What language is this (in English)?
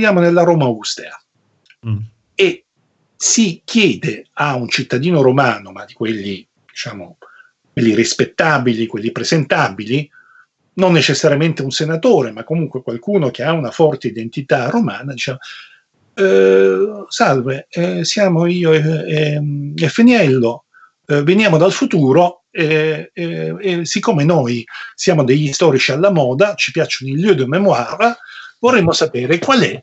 Italian